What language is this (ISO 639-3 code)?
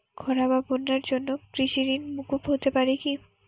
ben